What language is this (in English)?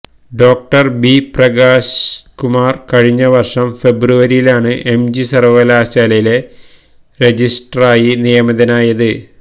Malayalam